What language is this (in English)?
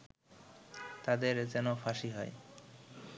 Bangla